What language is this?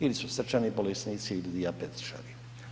Croatian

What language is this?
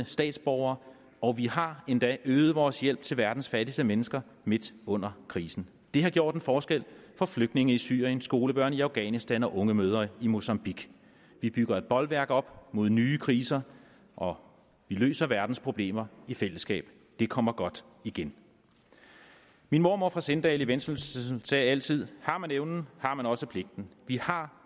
Danish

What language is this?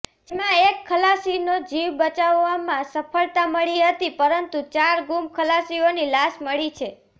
Gujarati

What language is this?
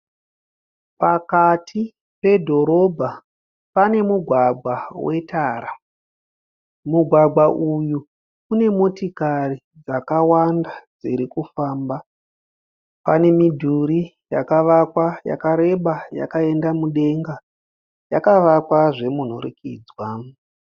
Shona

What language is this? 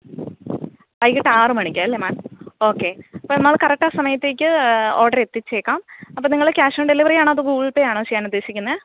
Malayalam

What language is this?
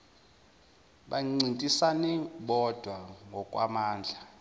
Zulu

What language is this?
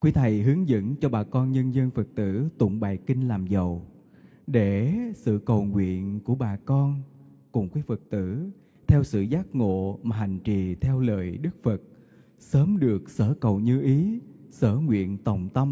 Vietnamese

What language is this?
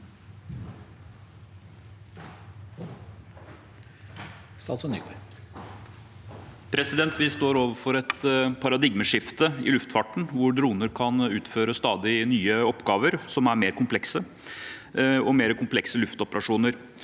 Norwegian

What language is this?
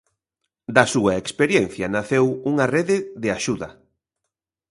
Galician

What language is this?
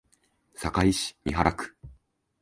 Japanese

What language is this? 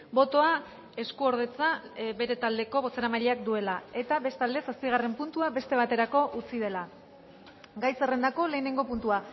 Basque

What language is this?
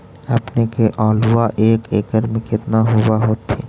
Magahi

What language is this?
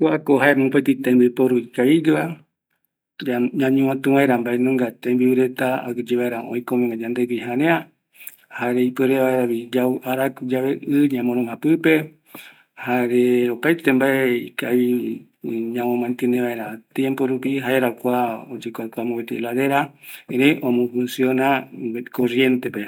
Eastern Bolivian Guaraní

